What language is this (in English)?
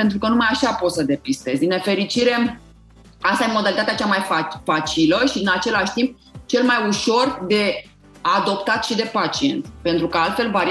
Romanian